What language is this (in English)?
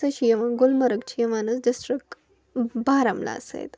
Kashmiri